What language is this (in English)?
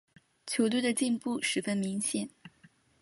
Chinese